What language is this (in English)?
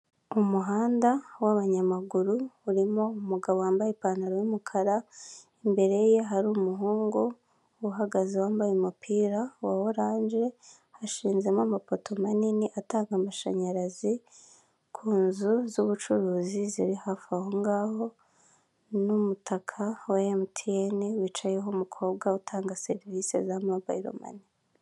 Kinyarwanda